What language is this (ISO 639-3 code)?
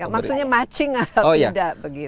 ind